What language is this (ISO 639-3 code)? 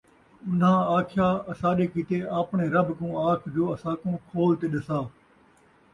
skr